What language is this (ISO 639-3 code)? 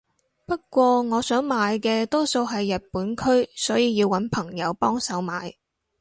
yue